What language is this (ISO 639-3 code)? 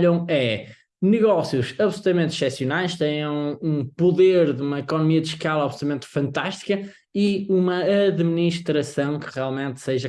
por